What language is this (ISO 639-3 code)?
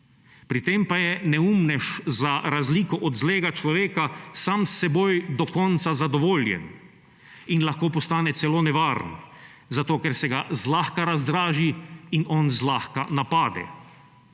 slv